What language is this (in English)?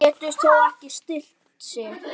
Icelandic